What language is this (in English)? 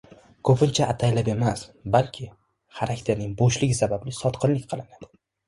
Uzbek